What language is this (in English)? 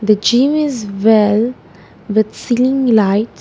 English